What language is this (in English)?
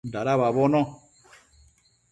Matsés